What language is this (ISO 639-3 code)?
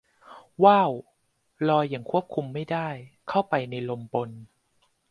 tha